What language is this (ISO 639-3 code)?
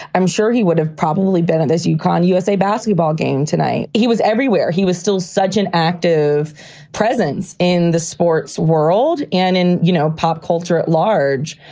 eng